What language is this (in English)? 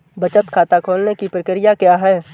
Hindi